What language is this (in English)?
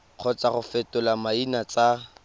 Tswana